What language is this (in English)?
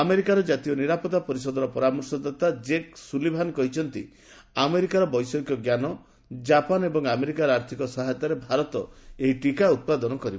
Odia